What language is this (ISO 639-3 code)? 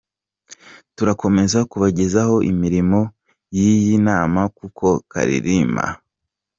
kin